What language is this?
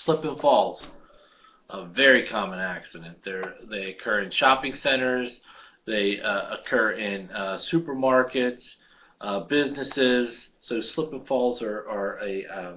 English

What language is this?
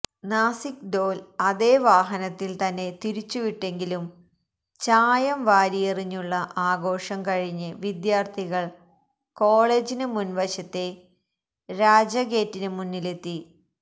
Malayalam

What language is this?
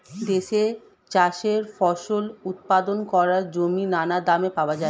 Bangla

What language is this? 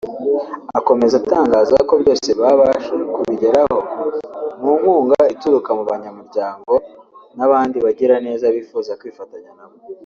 Kinyarwanda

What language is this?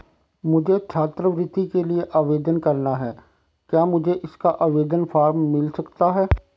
Hindi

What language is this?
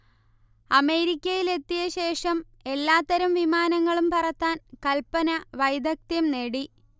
Malayalam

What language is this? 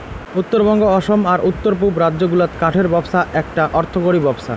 Bangla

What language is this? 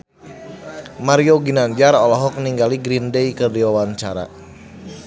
Sundanese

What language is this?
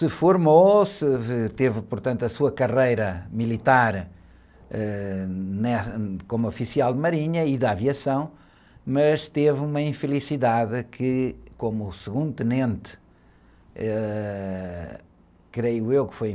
Portuguese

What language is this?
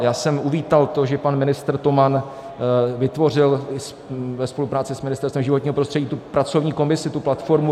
Czech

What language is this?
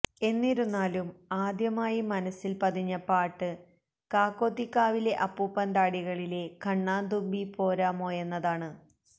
Malayalam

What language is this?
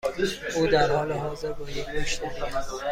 Persian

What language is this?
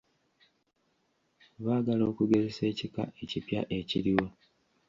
Ganda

